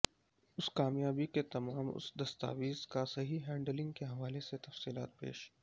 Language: Urdu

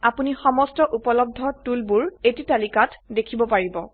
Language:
Assamese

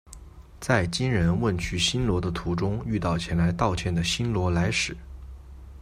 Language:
Chinese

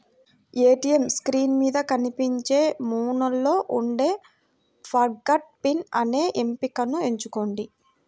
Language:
Telugu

